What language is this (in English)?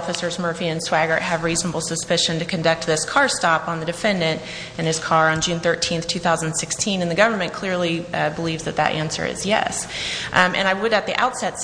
English